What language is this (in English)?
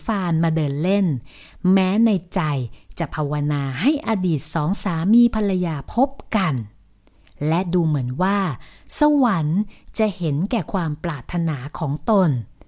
Thai